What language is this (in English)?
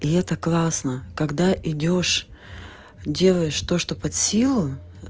Russian